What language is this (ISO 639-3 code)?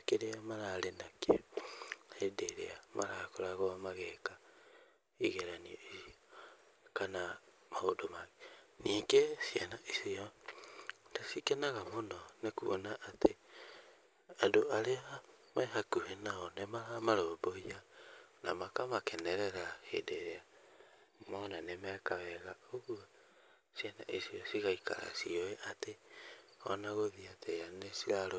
kik